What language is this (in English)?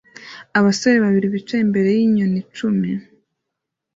Kinyarwanda